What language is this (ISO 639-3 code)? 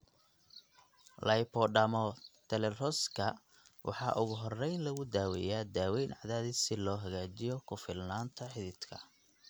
som